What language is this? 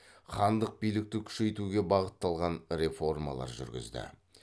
Kazakh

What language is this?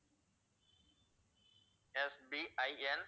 Tamil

